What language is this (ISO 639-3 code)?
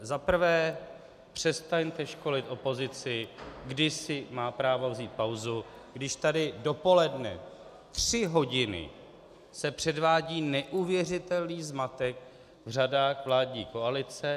ces